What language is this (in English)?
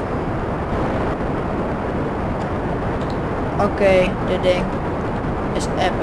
Dutch